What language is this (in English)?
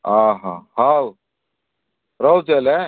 Odia